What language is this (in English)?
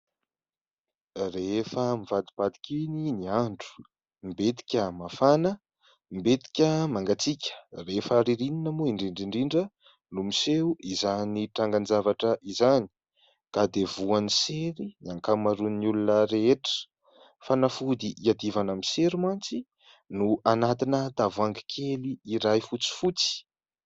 Malagasy